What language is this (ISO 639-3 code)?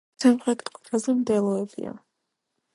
kat